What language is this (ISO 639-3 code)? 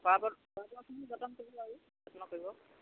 asm